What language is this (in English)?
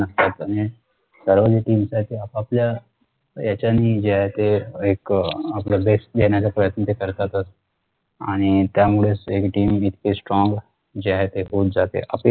Marathi